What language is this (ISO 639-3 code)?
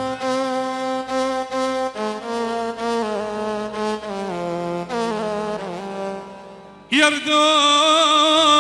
ara